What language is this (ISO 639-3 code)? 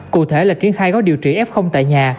vie